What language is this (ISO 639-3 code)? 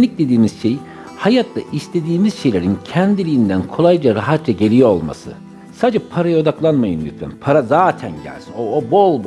tur